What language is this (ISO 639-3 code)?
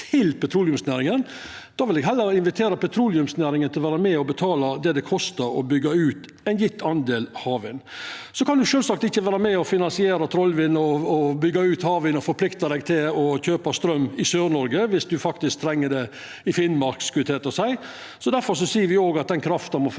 nor